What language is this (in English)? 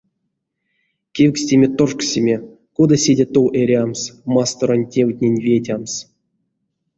Erzya